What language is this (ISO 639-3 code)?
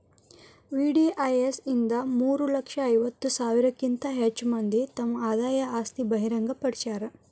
kan